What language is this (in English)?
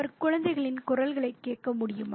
Tamil